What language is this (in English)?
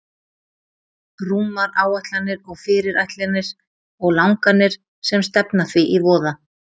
Icelandic